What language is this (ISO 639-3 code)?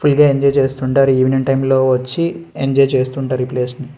tel